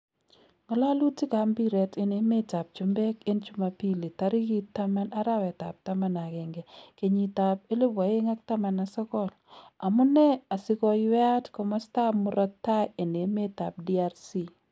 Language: Kalenjin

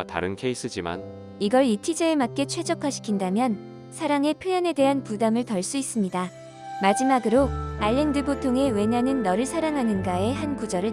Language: Korean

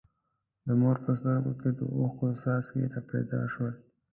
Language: Pashto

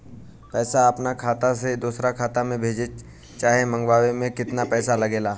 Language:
Bhojpuri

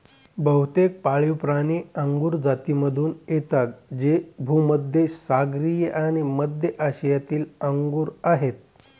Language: Marathi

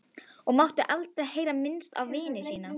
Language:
Icelandic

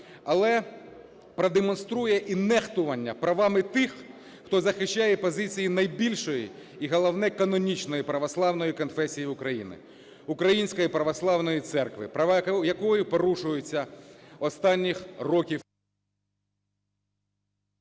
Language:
Ukrainian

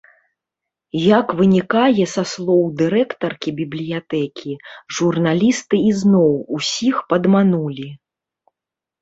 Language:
Belarusian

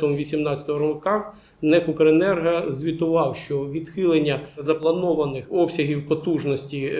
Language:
Ukrainian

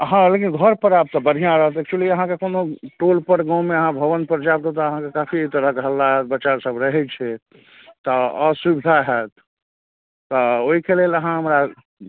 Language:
Maithili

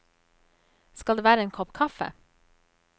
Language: Norwegian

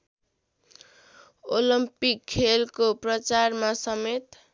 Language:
Nepali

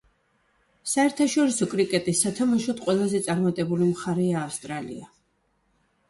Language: Georgian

